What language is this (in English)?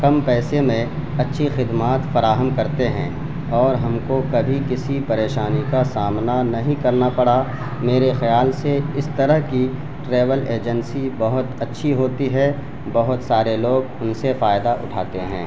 Urdu